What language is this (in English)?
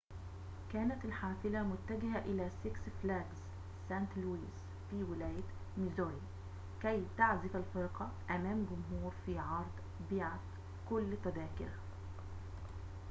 Arabic